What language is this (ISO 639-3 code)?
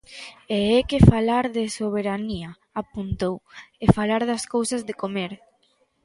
glg